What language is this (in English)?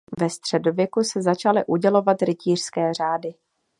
Czech